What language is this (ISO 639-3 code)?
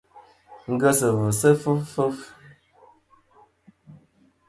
bkm